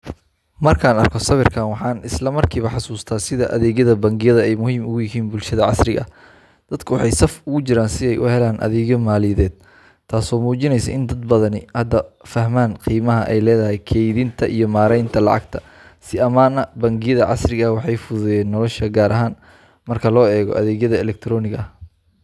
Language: Somali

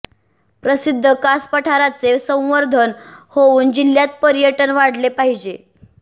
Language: Marathi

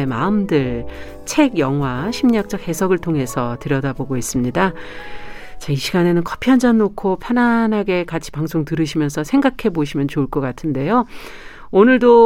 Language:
Korean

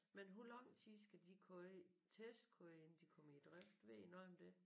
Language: Danish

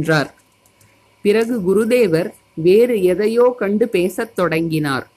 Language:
Tamil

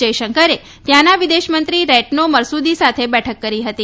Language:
Gujarati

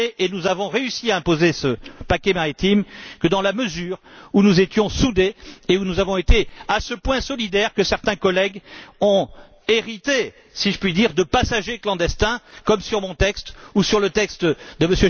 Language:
French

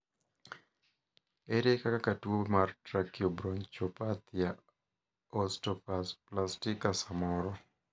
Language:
Luo (Kenya and Tanzania)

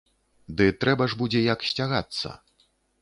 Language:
Belarusian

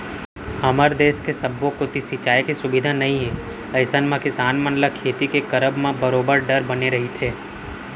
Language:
Chhattisgarhi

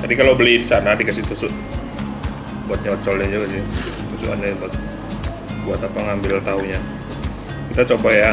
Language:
Indonesian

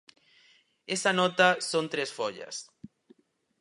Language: Galician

